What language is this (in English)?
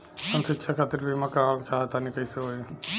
Bhojpuri